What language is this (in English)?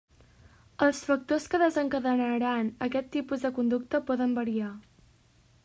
Catalan